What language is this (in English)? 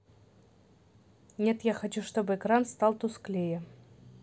Russian